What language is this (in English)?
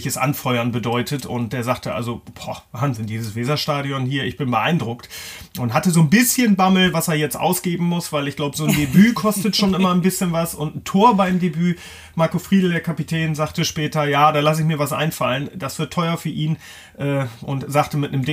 German